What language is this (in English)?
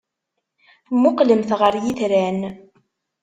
Kabyle